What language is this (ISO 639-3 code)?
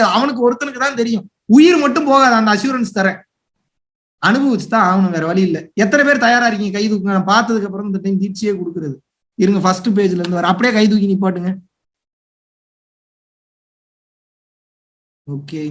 tam